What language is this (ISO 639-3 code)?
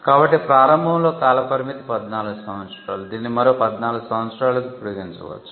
tel